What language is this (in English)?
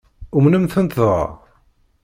Kabyle